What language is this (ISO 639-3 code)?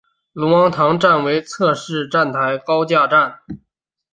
zho